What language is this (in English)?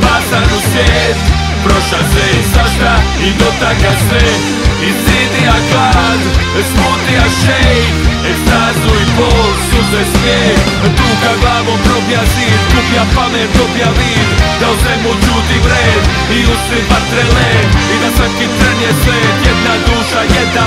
Romanian